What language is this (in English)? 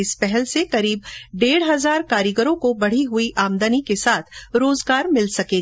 Hindi